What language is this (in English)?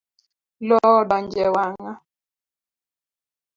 Luo (Kenya and Tanzania)